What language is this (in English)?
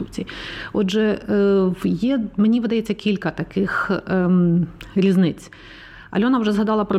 Ukrainian